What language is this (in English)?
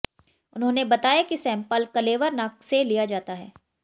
Hindi